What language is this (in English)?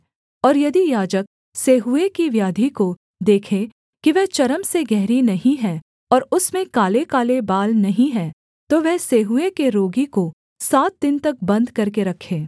Hindi